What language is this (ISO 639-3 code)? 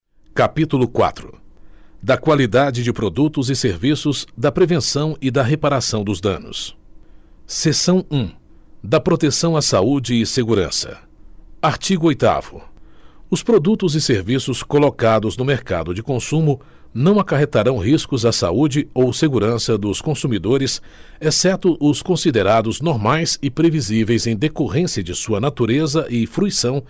por